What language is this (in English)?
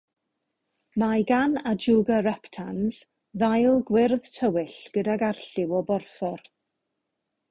Welsh